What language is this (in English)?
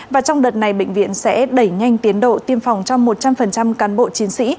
Vietnamese